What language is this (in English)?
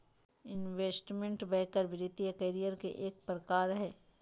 Magahi